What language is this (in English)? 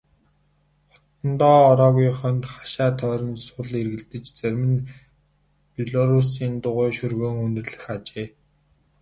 Mongolian